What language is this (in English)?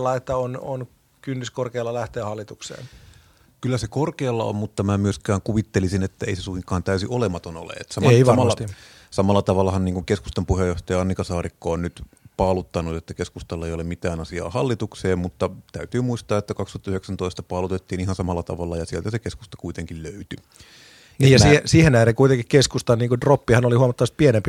Finnish